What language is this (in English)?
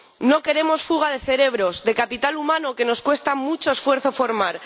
Spanish